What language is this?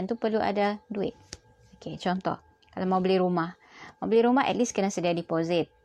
Malay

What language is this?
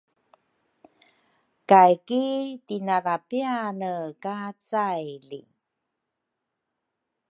Rukai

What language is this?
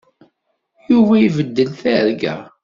Kabyle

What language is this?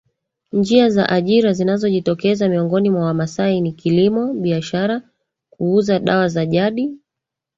Swahili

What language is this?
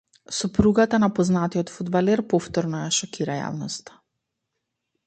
Macedonian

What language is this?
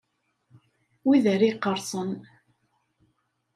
Kabyle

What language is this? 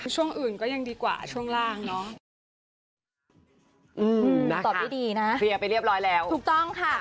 Thai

